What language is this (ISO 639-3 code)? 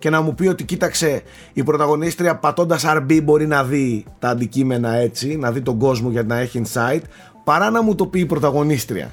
ell